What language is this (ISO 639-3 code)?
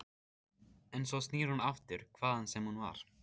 isl